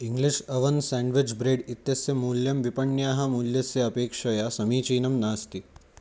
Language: Sanskrit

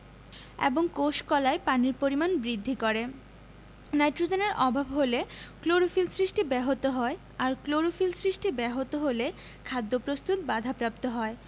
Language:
Bangla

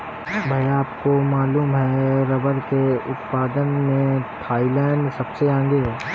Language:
Hindi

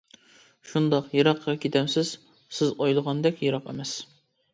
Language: Uyghur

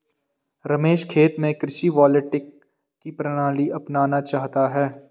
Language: Hindi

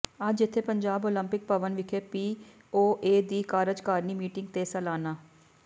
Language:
Punjabi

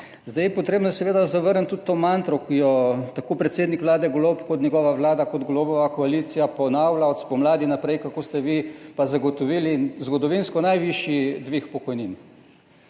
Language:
Slovenian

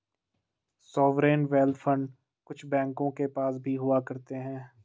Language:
Hindi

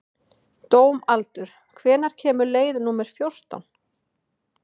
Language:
Icelandic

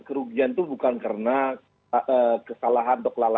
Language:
Indonesian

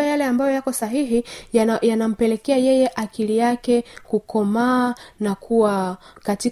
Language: Swahili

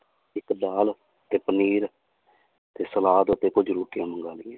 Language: Punjabi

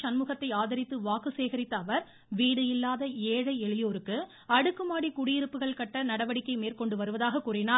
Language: Tamil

